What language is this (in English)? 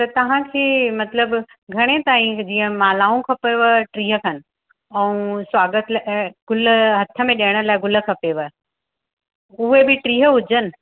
Sindhi